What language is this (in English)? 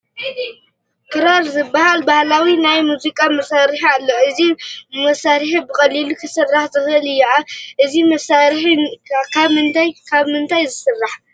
Tigrinya